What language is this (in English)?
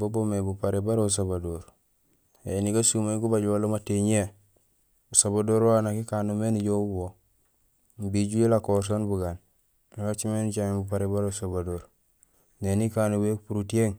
Gusilay